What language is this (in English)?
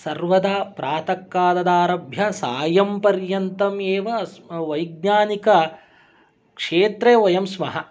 Sanskrit